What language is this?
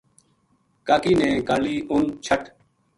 Gujari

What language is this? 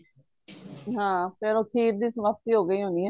Punjabi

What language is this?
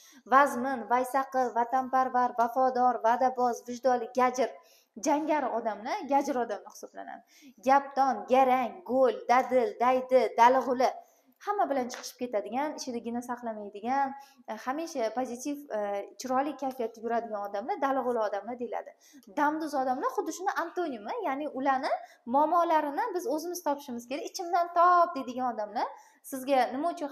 Turkish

